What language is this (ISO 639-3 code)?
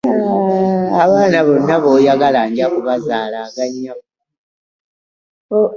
lug